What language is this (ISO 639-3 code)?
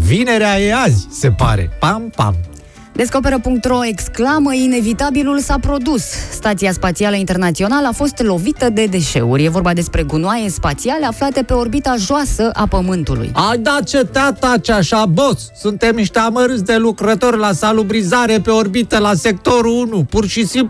ron